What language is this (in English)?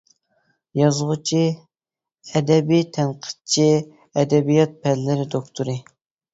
Uyghur